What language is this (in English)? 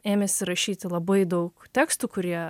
Lithuanian